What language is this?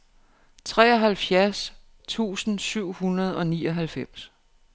Danish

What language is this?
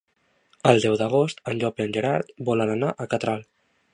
Catalan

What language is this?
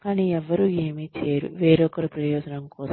Telugu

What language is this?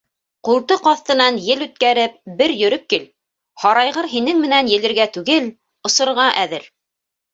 Bashkir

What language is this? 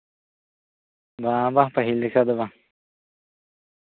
Santali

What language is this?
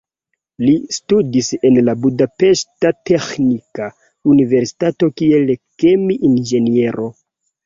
Esperanto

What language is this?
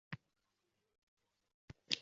Uzbek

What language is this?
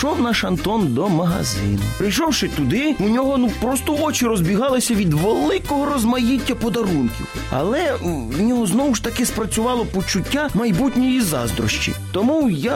Ukrainian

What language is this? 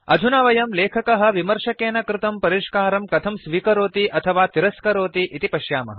Sanskrit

